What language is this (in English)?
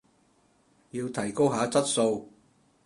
Cantonese